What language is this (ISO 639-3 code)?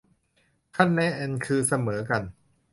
tha